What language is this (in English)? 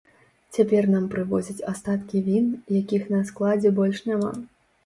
Belarusian